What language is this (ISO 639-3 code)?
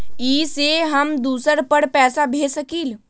mag